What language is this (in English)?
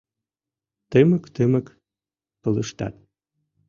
Mari